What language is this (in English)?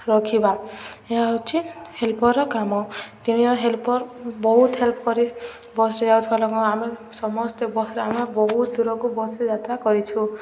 Odia